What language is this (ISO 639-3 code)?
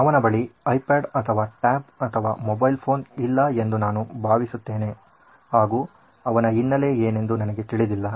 kan